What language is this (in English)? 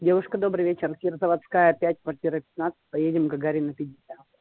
Russian